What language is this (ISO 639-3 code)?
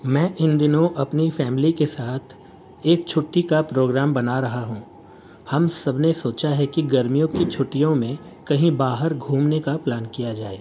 urd